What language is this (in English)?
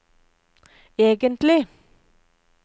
Norwegian